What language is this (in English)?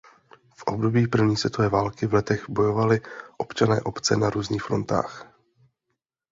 Czech